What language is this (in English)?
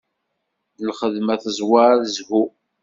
Kabyle